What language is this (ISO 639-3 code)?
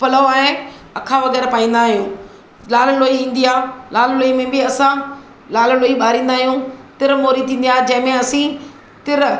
snd